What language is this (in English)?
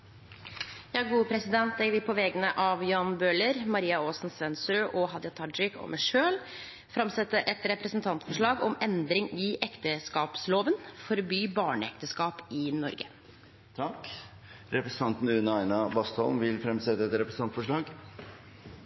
Norwegian